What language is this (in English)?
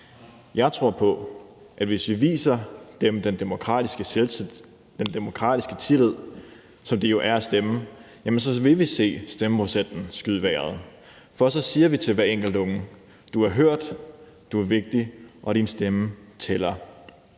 Danish